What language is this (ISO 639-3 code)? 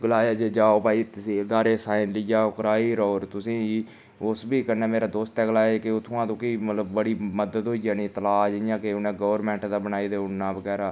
doi